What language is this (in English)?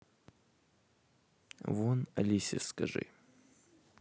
Russian